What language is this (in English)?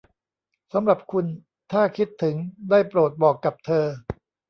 Thai